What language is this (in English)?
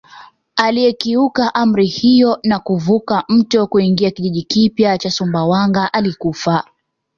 Swahili